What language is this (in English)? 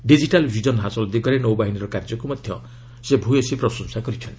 Odia